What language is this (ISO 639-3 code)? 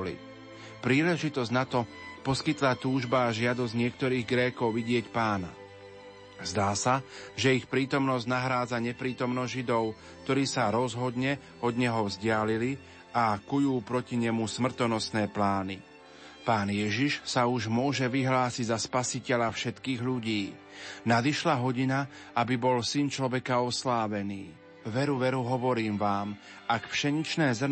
slk